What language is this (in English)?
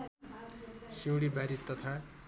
Nepali